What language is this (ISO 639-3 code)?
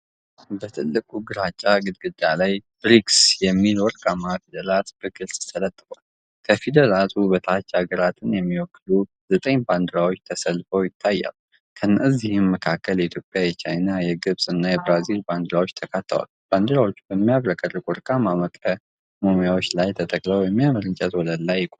amh